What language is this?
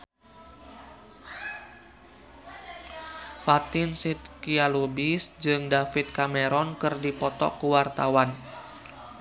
Sundanese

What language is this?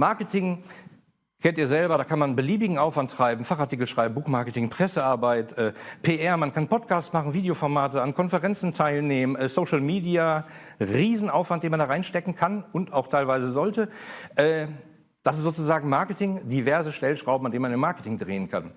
German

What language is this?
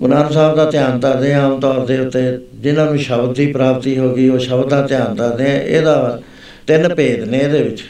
Punjabi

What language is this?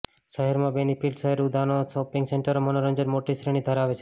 Gujarati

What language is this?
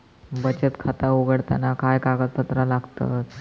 Marathi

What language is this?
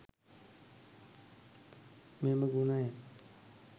Sinhala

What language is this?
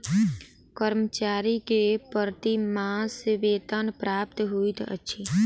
Maithili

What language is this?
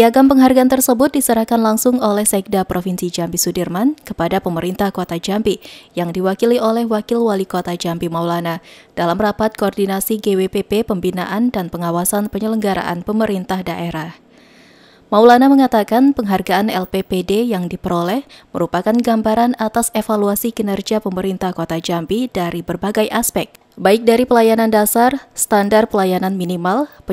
Indonesian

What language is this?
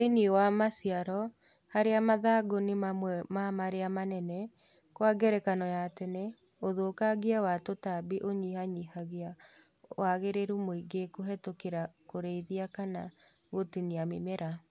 Kikuyu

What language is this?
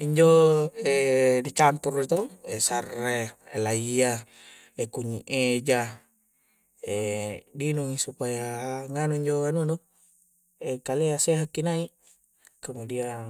Coastal Konjo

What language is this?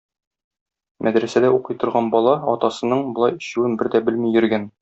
Tatar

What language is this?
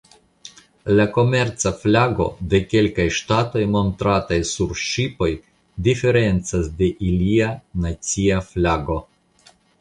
Esperanto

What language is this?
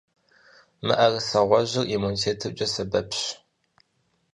Kabardian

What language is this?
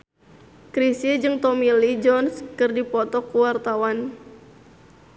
Sundanese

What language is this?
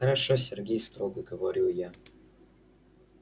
Russian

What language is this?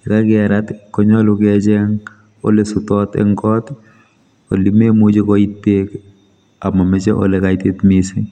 Kalenjin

